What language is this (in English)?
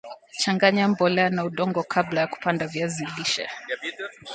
Swahili